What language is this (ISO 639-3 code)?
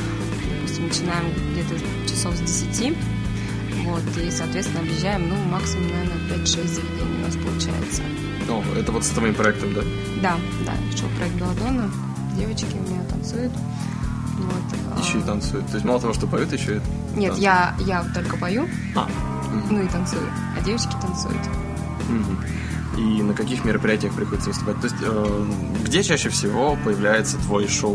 rus